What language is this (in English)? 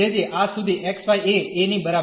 Gujarati